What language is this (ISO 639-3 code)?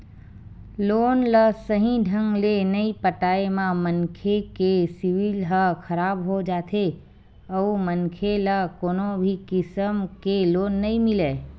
hne